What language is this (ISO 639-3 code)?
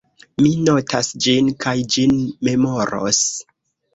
epo